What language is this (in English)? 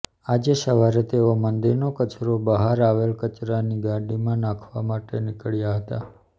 Gujarati